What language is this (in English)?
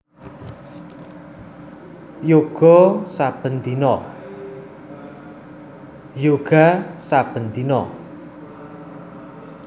Javanese